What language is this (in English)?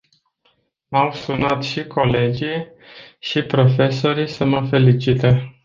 Romanian